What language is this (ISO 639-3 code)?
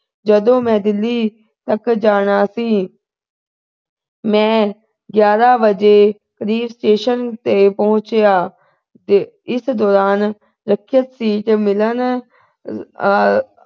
pan